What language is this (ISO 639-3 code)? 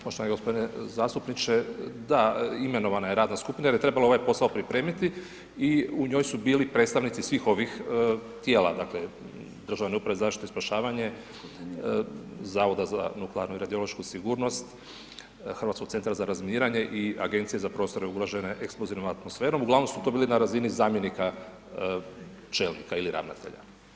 hrv